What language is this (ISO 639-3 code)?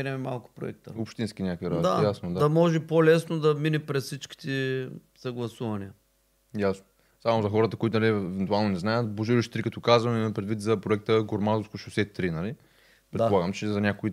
bul